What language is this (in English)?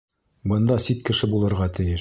Bashkir